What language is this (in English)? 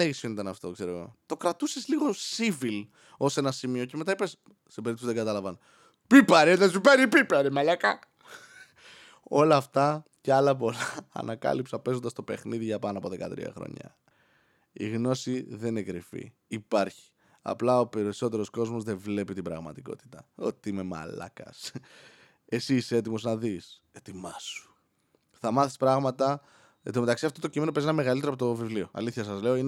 Greek